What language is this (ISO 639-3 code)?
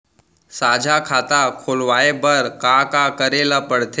hne